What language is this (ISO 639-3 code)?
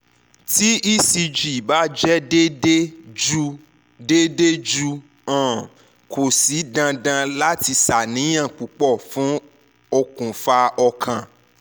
yor